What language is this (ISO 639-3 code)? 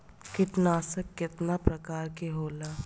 bho